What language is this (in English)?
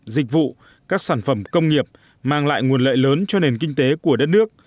Vietnamese